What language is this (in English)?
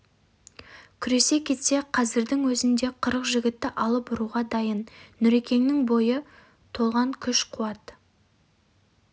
Kazakh